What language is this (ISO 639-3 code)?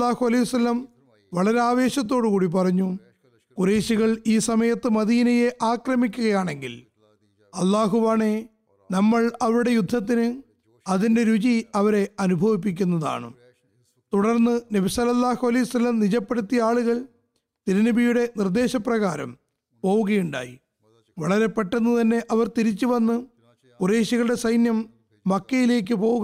mal